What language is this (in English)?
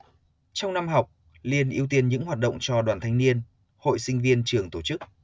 Vietnamese